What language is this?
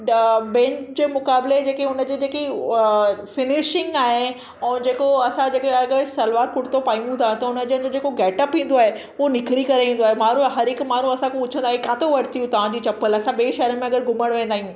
Sindhi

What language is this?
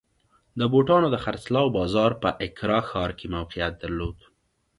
Pashto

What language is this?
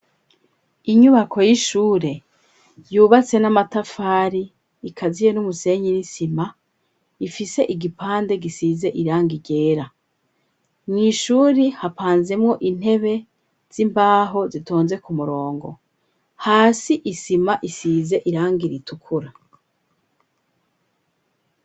Rundi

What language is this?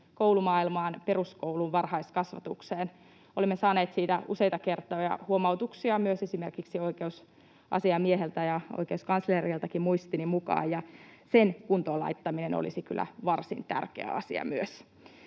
Finnish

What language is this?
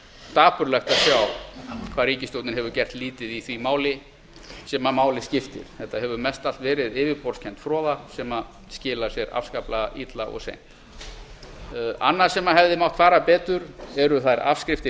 Icelandic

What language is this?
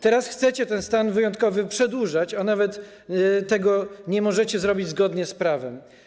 Polish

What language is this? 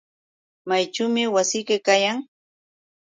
Yauyos Quechua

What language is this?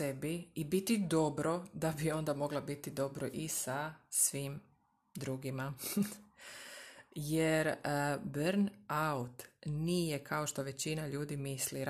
Croatian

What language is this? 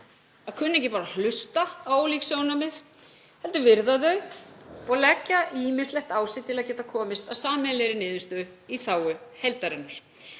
Icelandic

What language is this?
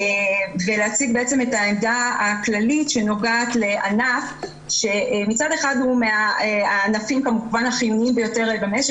Hebrew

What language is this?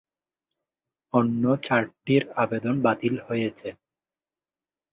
Bangla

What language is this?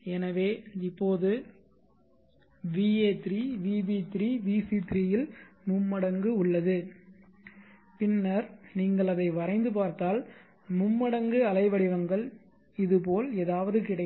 Tamil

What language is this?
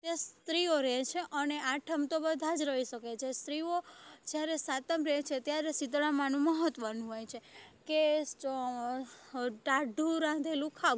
Gujarati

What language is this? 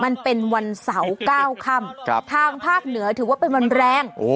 Thai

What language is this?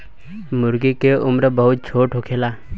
Bhojpuri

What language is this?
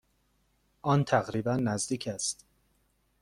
Persian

